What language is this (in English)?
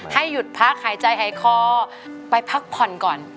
Thai